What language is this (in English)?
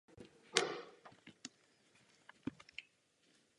Czech